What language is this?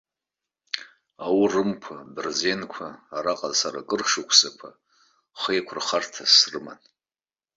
Abkhazian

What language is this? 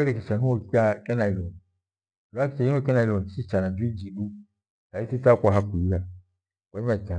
Gweno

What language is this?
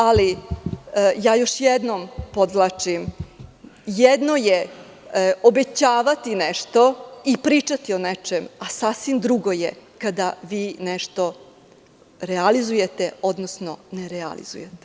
Serbian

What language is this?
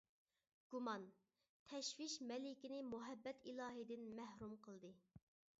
Uyghur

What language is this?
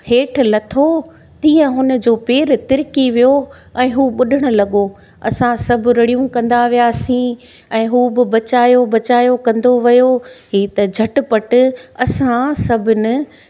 Sindhi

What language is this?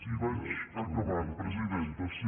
Catalan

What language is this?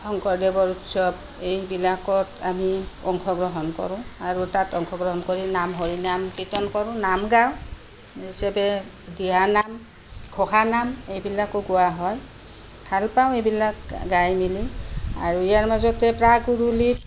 Assamese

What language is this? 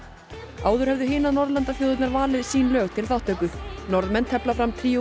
Icelandic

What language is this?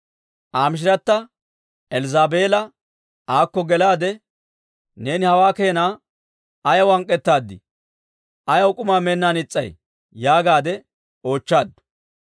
Dawro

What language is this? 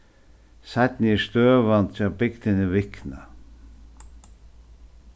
Faroese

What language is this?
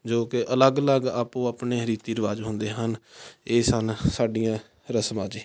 Punjabi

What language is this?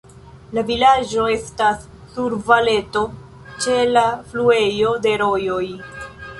Esperanto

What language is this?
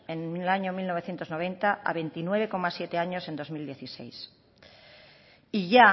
Spanish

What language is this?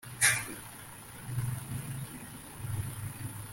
Kinyarwanda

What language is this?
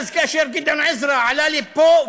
Hebrew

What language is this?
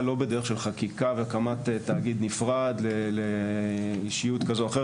Hebrew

